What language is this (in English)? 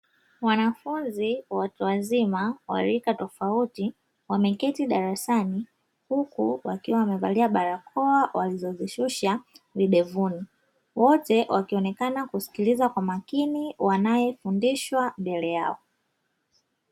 Swahili